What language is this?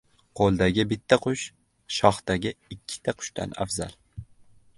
Uzbek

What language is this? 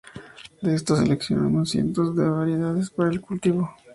Spanish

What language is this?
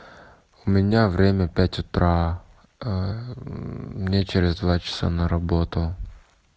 Russian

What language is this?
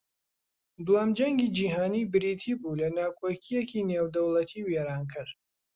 Central Kurdish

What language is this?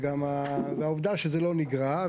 Hebrew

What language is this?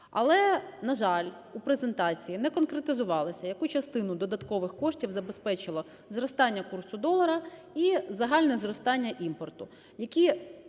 Ukrainian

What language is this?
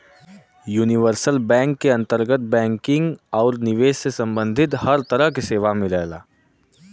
Bhojpuri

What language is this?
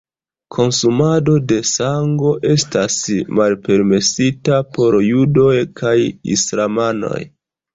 Esperanto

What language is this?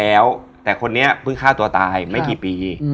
Thai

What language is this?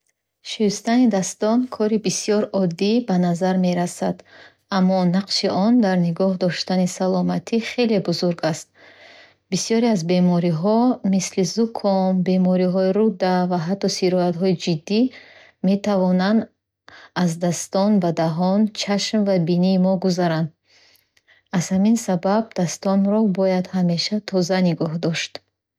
Bukharic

